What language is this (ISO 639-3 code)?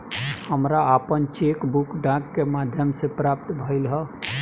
bho